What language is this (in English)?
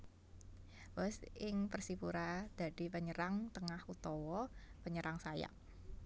Javanese